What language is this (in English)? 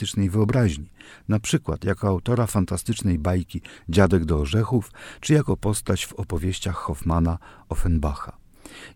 Polish